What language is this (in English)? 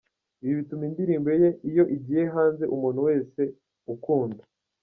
Kinyarwanda